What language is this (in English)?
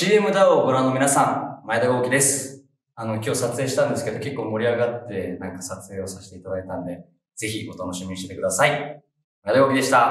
Japanese